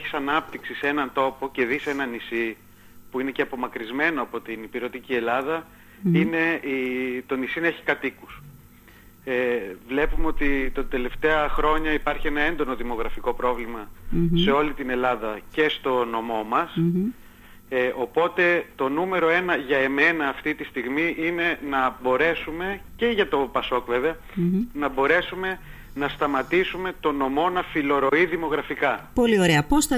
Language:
Greek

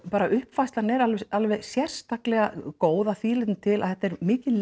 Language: Icelandic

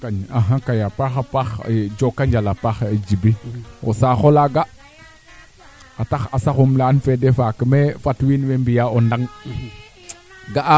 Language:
Serer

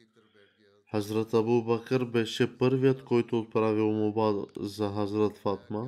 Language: Bulgarian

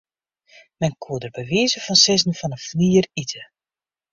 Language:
Western Frisian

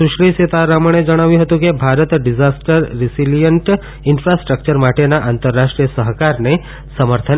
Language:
Gujarati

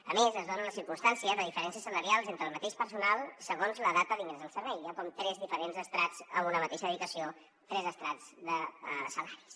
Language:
Catalan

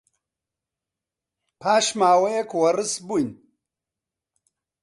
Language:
Central Kurdish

